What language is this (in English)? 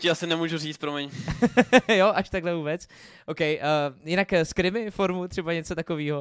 Czech